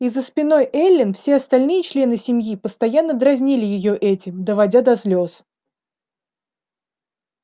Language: Russian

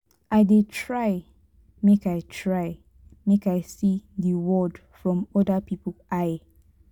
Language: Nigerian Pidgin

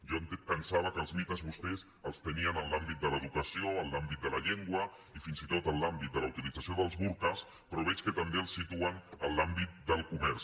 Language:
Catalan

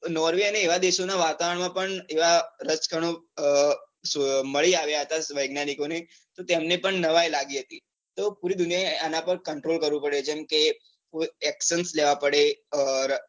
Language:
Gujarati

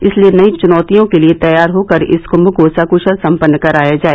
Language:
Hindi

